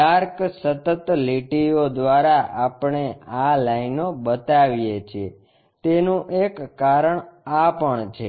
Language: Gujarati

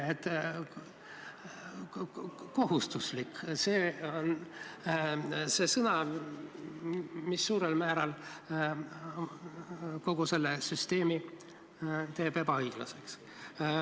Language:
Estonian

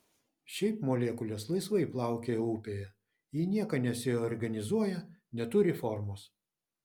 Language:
Lithuanian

